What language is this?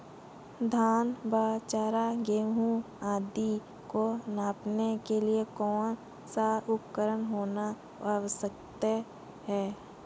Hindi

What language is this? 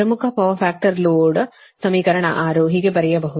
Kannada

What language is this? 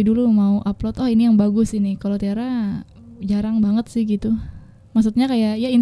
Indonesian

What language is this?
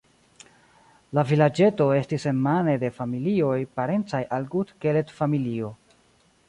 Esperanto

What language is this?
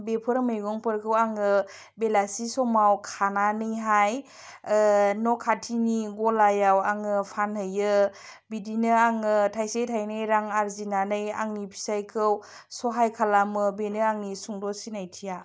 Bodo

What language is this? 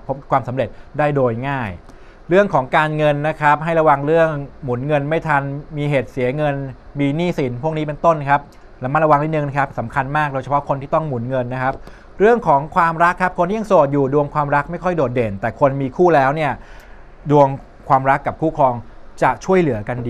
Thai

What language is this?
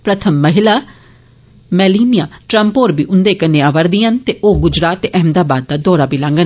Dogri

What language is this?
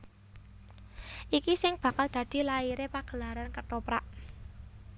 Javanese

